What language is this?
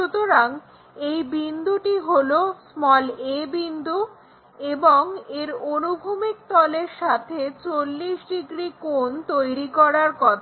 Bangla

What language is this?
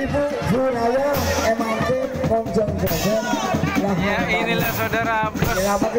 Thai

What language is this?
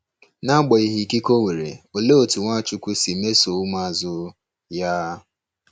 Igbo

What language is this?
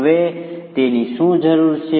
Gujarati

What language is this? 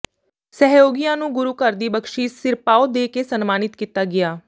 Punjabi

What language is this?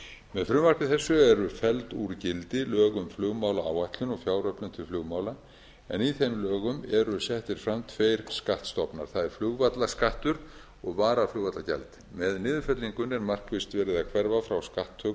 Icelandic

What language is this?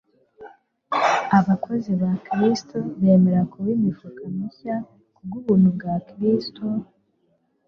Kinyarwanda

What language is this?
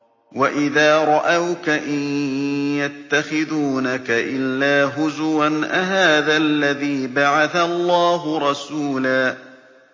Arabic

